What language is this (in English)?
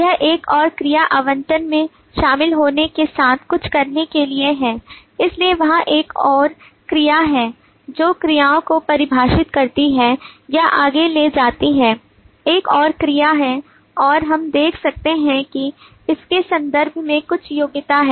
Hindi